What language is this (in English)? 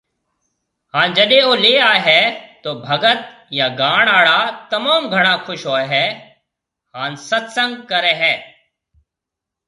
Marwari (Pakistan)